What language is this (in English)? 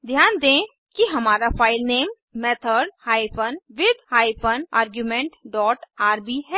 Hindi